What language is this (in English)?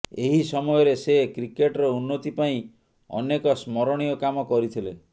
Odia